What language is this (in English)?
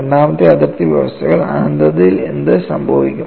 Malayalam